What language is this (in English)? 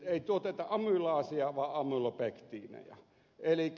Finnish